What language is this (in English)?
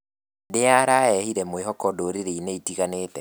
Kikuyu